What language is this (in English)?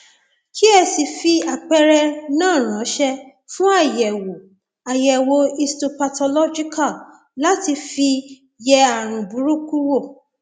Yoruba